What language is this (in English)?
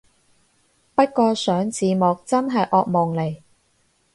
Cantonese